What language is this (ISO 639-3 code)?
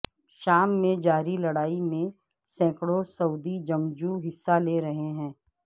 urd